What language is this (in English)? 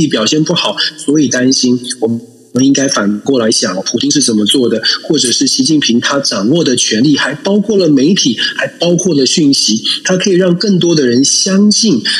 Chinese